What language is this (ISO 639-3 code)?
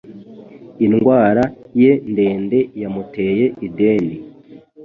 kin